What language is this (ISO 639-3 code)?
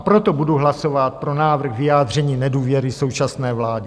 ces